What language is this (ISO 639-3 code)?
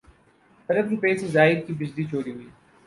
urd